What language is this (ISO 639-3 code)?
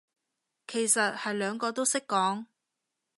yue